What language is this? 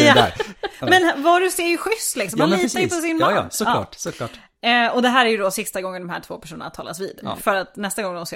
Swedish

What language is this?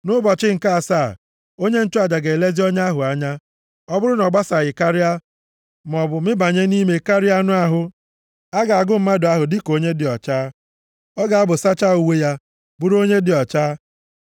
Igbo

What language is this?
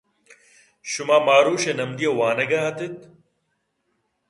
Eastern Balochi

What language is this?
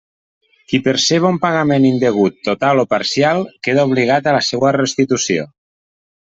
Catalan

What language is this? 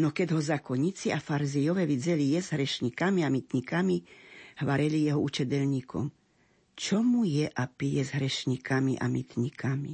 Slovak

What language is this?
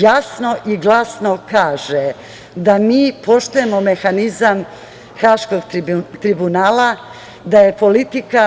Serbian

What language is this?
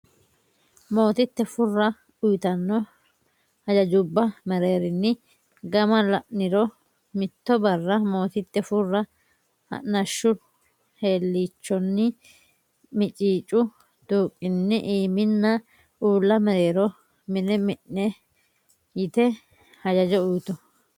Sidamo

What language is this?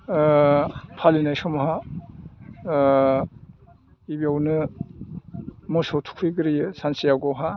Bodo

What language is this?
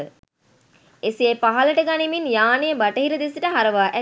Sinhala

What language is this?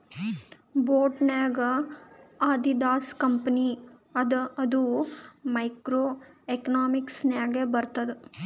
Kannada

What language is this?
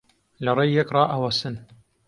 Central Kurdish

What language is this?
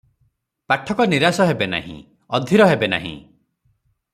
Odia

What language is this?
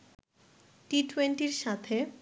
Bangla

